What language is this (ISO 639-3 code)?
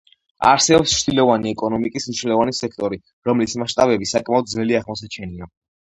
kat